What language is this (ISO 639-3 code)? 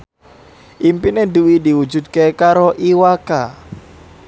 jav